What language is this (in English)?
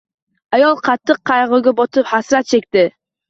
Uzbek